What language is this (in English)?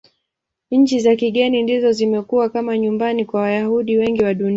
Swahili